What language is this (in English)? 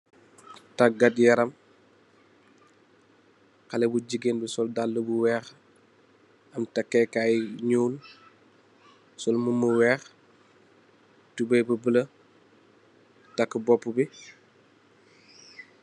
Wolof